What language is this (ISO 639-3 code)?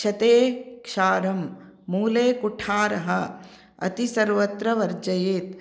san